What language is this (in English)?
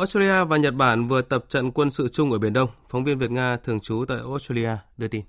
Vietnamese